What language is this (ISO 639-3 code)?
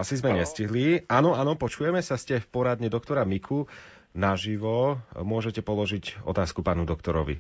slk